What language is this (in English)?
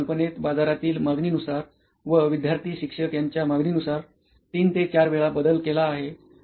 Marathi